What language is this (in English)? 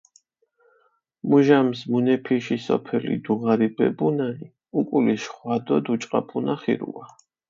Mingrelian